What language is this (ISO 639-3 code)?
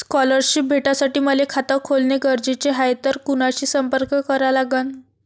mar